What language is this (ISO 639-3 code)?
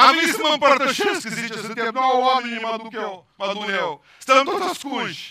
ron